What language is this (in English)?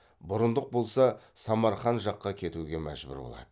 Kazakh